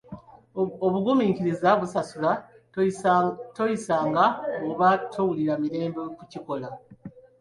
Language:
Ganda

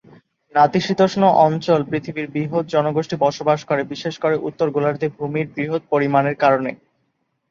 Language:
Bangla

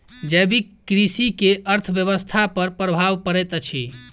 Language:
Maithili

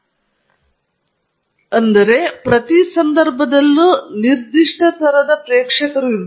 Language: Kannada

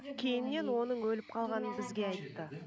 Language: Kazakh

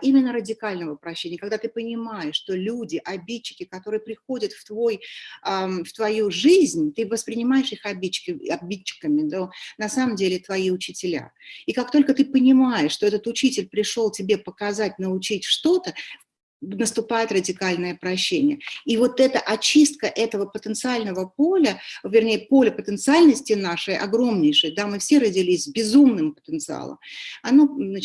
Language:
Russian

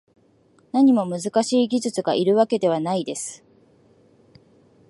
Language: Japanese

